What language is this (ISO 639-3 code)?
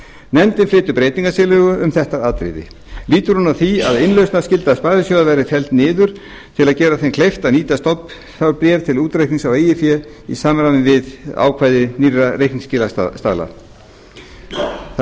isl